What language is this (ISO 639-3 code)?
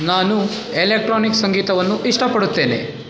kan